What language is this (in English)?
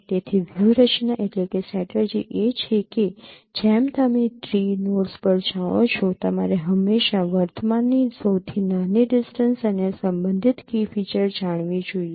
Gujarati